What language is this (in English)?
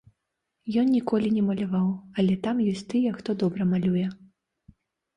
Belarusian